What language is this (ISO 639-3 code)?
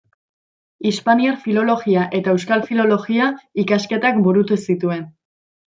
eus